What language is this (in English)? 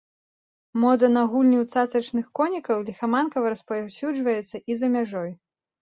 Belarusian